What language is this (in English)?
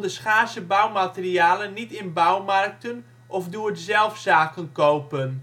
Dutch